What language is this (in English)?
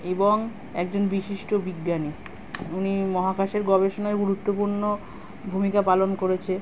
Bangla